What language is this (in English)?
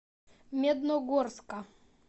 Russian